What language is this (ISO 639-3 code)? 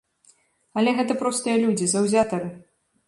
bel